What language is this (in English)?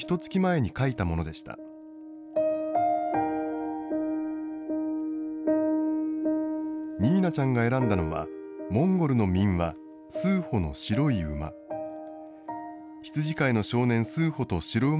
Japanese